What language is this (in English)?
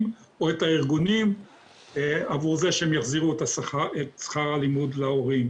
Hebrew